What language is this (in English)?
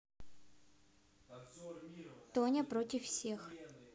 Russian